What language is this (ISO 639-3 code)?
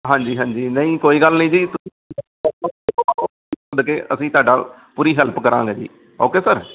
pan